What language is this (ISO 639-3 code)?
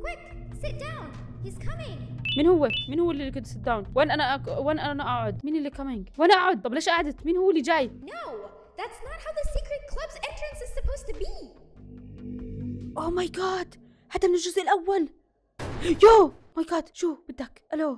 ara